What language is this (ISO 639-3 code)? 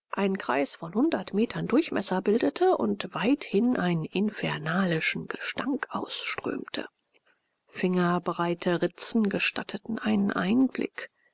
deu